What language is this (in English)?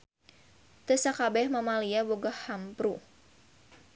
Sundanese